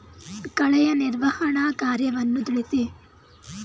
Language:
Kannada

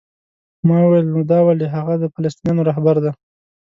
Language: Pashto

